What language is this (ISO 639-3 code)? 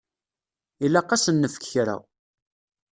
kab